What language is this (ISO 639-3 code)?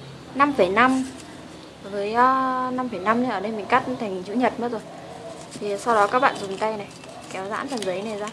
vie